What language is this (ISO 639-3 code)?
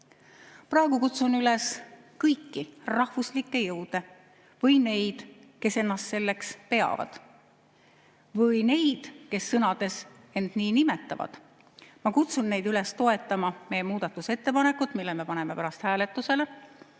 est